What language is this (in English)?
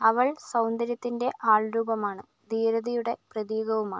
Malayalam